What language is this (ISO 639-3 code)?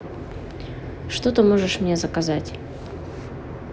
rus